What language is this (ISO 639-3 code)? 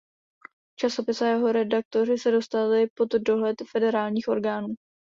ces